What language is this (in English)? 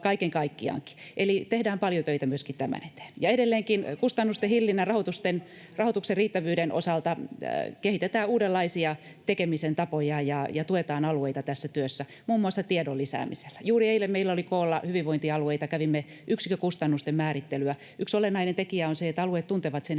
Finnish